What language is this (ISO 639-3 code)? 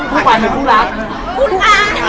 tha